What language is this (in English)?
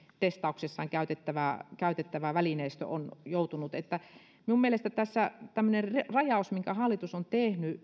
Finnish